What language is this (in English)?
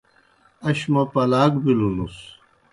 Kohistani Shina